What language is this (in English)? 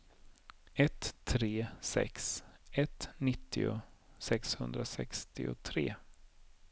Swedish